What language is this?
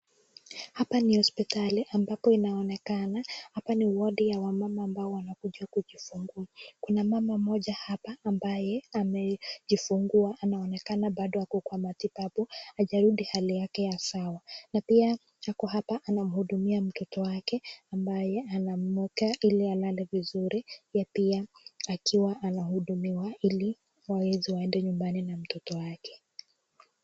Swahili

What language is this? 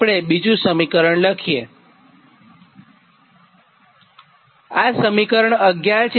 Gujarati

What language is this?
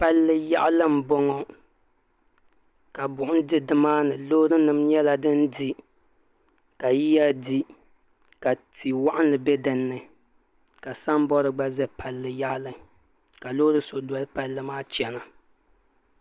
Dagbani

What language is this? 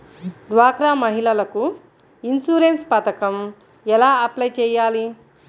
Telugu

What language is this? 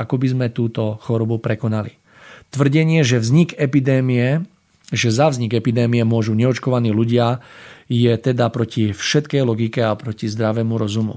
Slovak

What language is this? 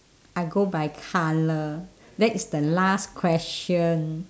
English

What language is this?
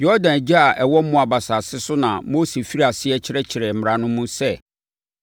Akan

